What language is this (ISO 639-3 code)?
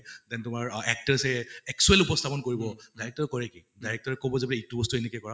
asm